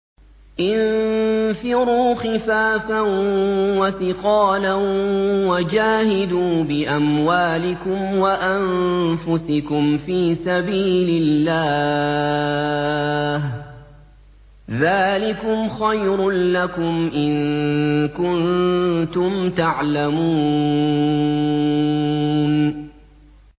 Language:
Arabic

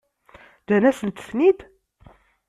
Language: Kabyle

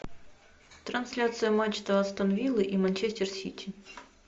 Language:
Russian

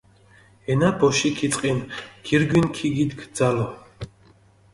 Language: Mingrelian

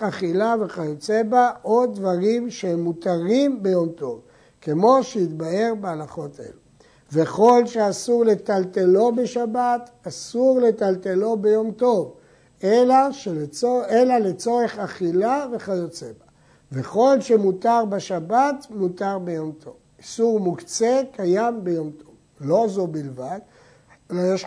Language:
Hebrew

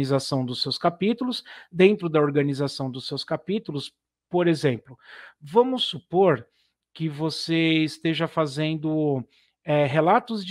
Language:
Portuguese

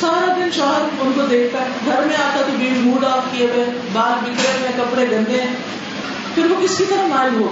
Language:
Urdu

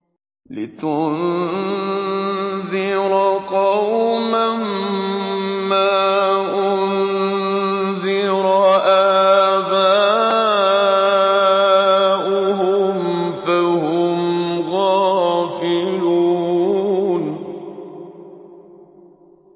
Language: Arabic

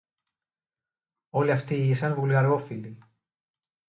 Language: Greek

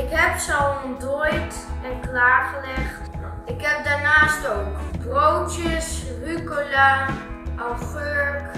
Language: Dutch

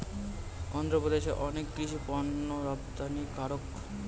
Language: Bangla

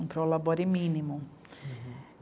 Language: Portuguese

